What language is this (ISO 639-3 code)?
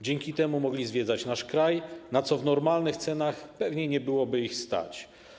pol